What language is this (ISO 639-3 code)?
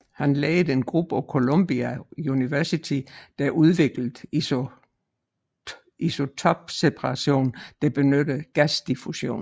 dan